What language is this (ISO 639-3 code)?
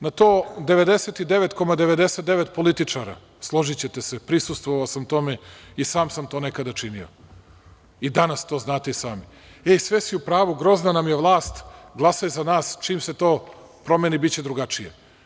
srp